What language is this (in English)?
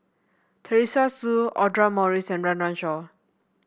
English